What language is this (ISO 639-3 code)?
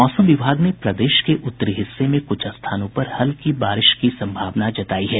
hin